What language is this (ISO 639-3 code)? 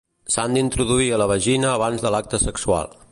cat